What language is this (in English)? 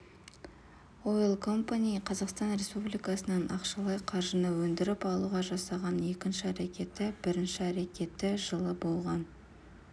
Kazakh